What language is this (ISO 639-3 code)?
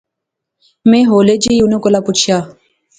phr